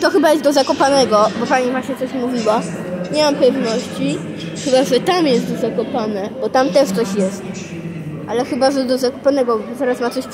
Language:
Polish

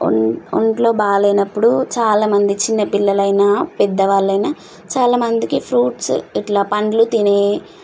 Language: Telugu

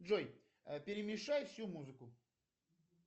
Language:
Russian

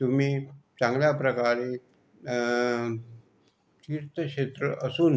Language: Marathi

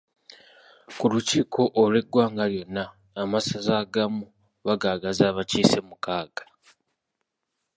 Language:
Ganda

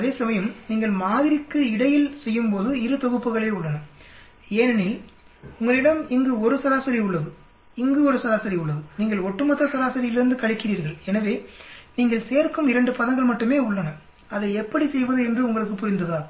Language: Tamil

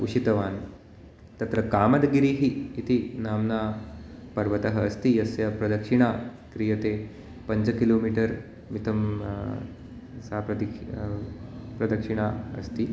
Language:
Sanskrit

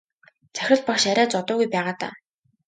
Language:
Mongolian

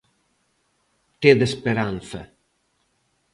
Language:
Galician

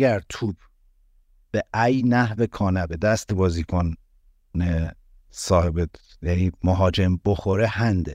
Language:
Persian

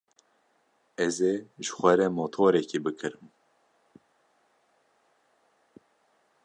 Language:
Kurdish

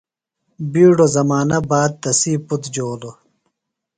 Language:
Phalura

